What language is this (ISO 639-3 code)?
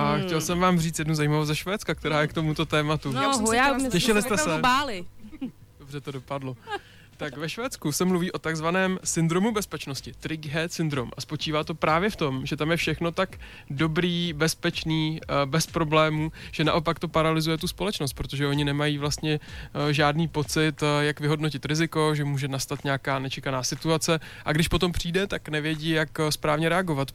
ces